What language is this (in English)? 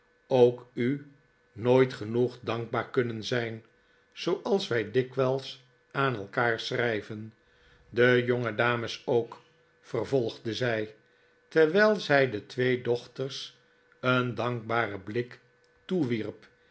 Dutch